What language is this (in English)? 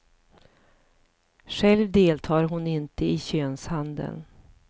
Swedish